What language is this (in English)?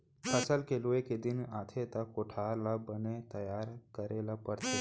Chhattisgarhi